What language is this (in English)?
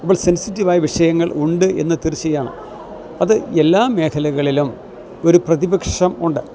Malayalam